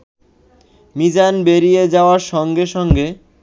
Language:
Bangla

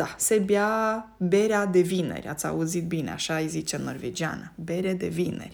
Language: Romanian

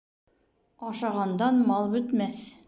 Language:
Bashkir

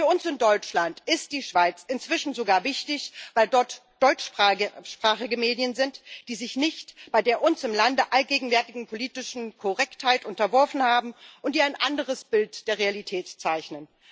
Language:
German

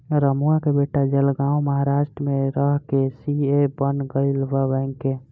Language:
Bhojpuri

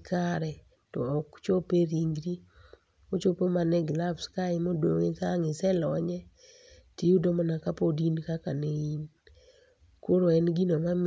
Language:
Luo (Kenya and Tanzania)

